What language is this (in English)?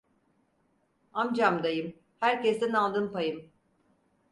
Turkish